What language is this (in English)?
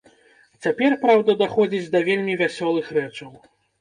Belarusian